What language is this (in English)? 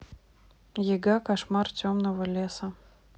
Russian